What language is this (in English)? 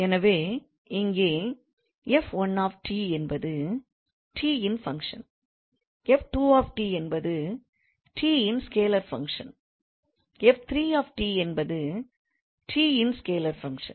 Tamil